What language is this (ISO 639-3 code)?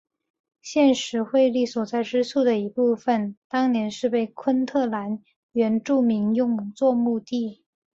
zho